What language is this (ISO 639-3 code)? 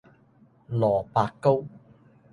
yue